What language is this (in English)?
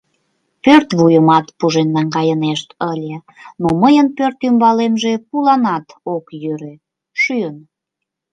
Mari